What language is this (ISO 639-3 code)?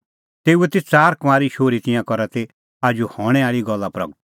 kfx